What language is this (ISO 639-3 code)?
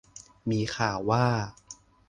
tha